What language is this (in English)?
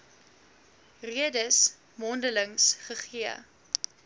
Afrikaans